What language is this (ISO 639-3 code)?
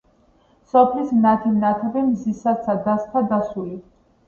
kat